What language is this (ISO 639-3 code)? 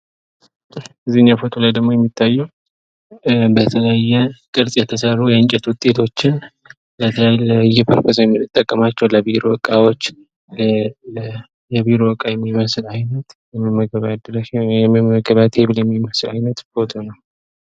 amh